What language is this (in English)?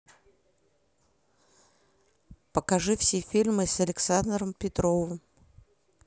Russian